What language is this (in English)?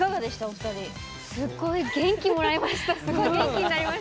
Japanese